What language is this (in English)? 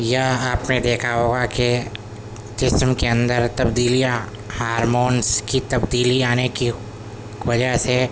Urdu